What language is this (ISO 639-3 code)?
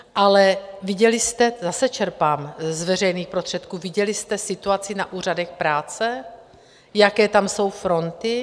ces